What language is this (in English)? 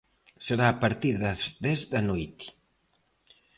Galician